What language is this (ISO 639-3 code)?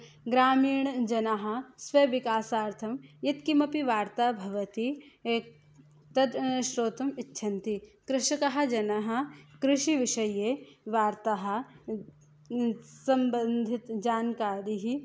san